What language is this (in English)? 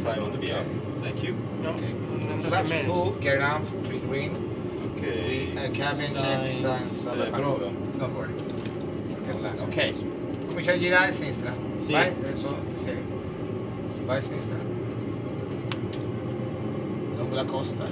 Italian